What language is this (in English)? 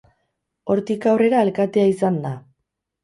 Basque